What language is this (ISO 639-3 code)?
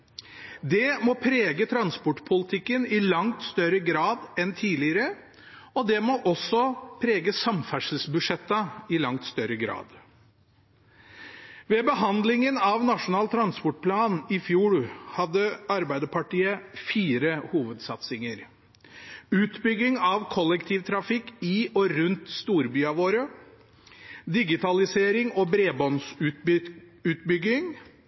nob